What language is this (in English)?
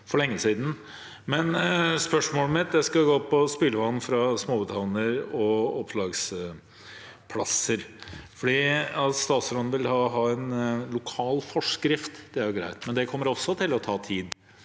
Norwegian